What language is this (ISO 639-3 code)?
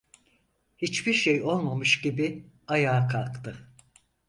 tur